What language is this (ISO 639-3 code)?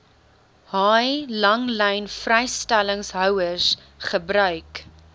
afr